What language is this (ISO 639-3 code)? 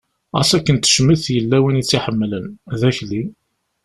kab